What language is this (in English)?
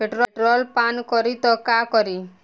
Bhojpuri